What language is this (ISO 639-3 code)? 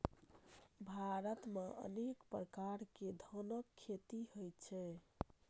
mai